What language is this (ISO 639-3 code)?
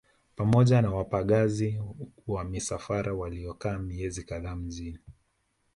swa